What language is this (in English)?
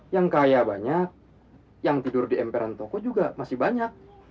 Indonesian